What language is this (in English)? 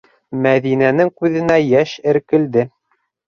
Bashkir